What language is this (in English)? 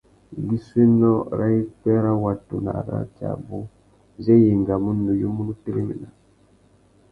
Tuki